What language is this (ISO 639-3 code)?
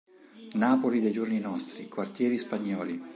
ita